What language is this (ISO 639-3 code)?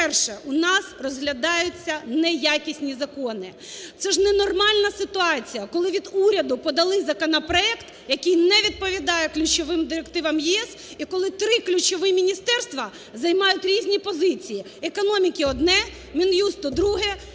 ukr